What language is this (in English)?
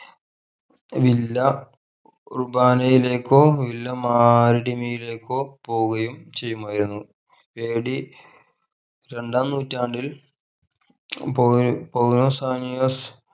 Malayalam